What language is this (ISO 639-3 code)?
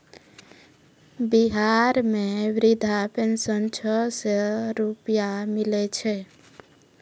mai